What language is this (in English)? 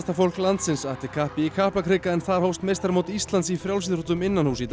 Icelandic